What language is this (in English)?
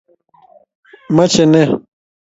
Kalenjin